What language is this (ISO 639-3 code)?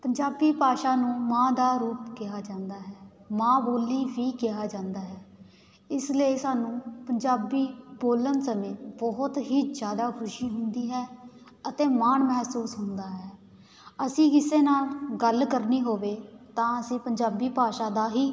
pan